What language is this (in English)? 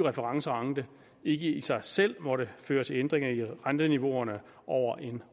Danish